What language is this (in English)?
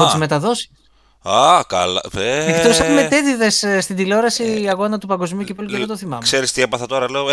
Greek